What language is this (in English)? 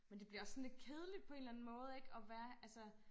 Danish